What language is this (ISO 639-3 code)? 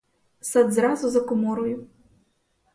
ukr